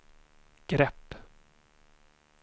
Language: Swedish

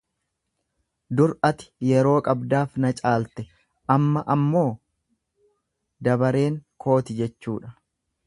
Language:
Oromo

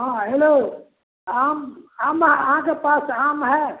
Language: Maithili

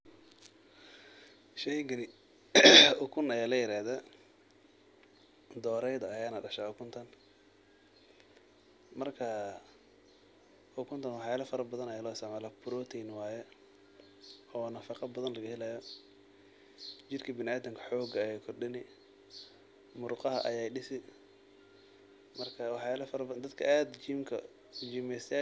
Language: Somali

